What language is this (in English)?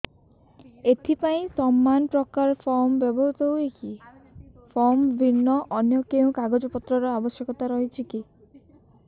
Odia